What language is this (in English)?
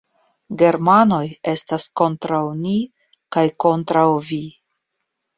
Esperanto